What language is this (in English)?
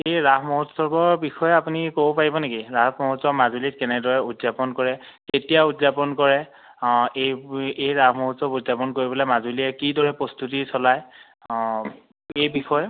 Assamese